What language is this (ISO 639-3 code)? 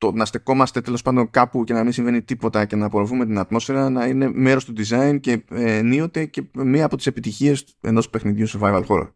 ell